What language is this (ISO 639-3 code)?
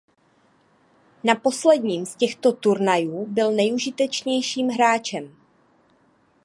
ces